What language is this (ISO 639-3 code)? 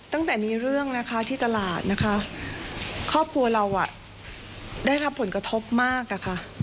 tha